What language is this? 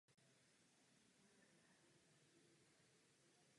Czech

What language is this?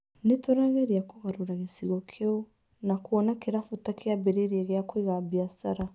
Kikuyu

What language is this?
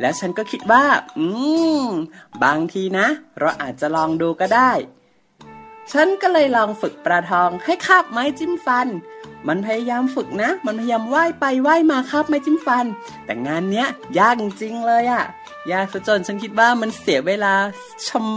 Thai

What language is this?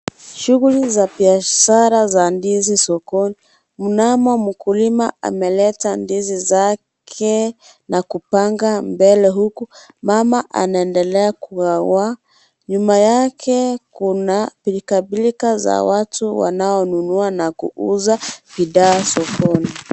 Swahili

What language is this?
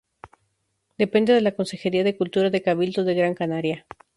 Spanish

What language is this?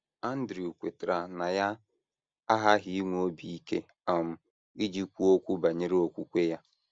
Igbo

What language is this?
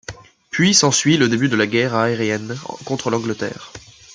French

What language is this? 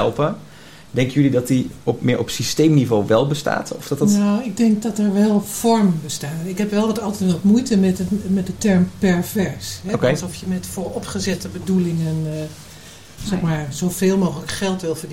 Dutch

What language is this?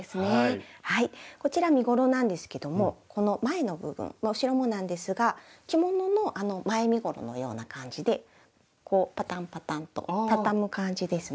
Japanese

